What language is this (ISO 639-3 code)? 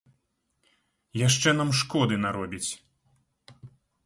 bel